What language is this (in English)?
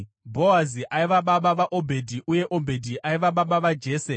Shona